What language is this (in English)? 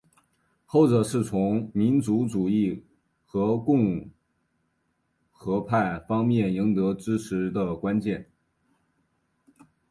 Chinese